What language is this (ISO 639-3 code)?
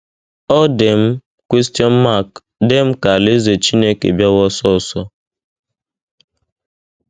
ibo